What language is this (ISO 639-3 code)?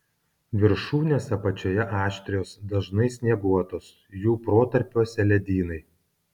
lit